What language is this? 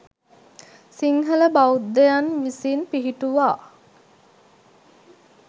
Sinhala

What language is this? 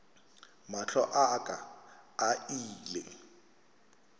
Northern Sotho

